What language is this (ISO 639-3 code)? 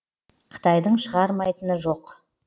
kaz